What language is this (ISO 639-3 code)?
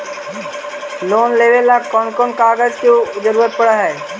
mag